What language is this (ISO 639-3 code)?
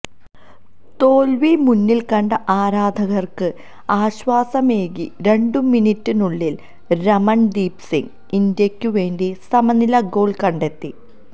mal